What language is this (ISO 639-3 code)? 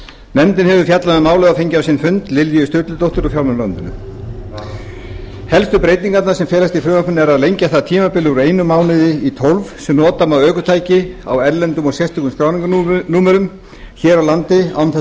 isl